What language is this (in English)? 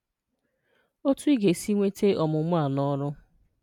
Igbo